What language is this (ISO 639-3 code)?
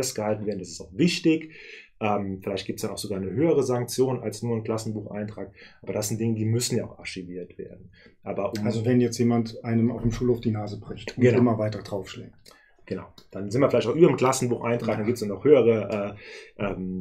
deu